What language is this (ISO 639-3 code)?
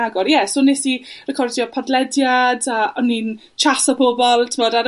cym